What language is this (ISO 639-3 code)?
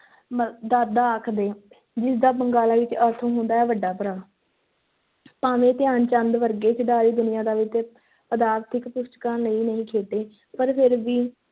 pan